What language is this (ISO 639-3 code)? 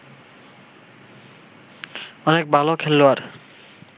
ben